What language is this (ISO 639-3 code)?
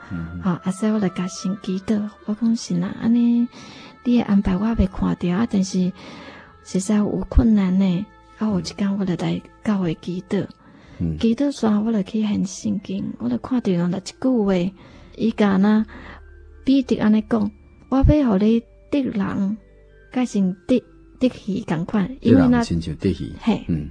zho